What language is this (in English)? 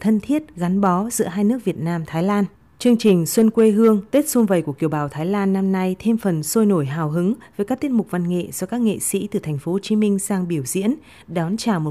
Vietnamese